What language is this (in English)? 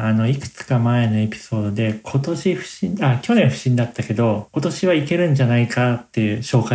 Japanese